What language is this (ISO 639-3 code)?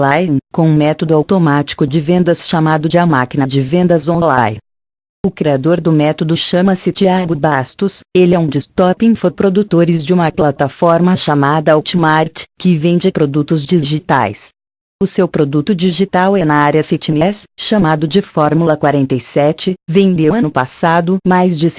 por